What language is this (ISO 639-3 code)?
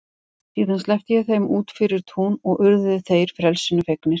isl